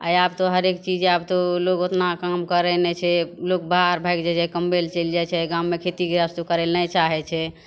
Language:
Maithili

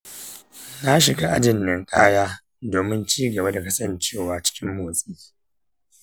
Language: Hausa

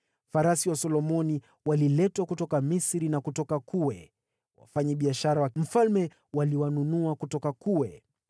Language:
Swahili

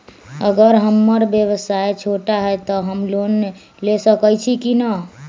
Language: Magahi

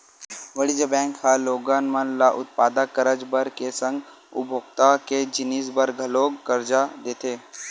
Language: Chhattisgarhi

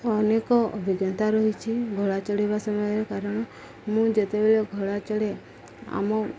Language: Odia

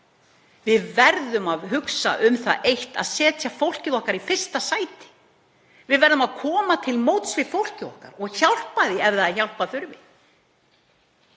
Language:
Icelandic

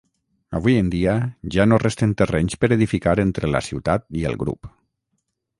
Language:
Catalan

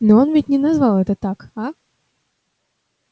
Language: Russian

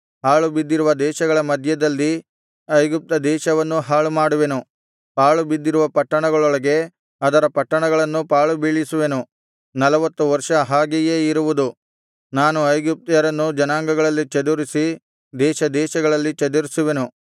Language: Kannada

